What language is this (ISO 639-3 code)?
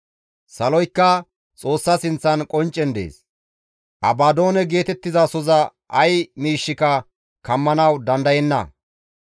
gmv